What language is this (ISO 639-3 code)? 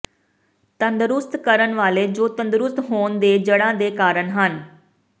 pan